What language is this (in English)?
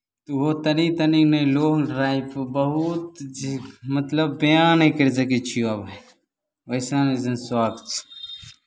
Maithili